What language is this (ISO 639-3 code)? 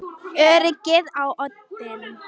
isl